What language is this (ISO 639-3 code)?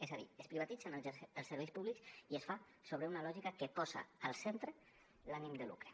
cat